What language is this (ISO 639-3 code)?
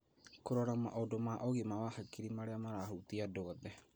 kik